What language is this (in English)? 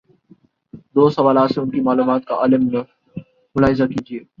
Urdu